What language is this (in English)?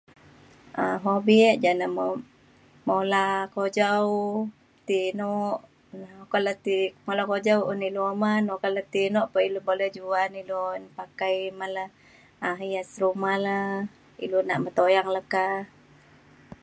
Mainstream Kenyah